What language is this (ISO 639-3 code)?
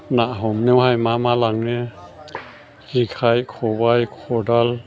brx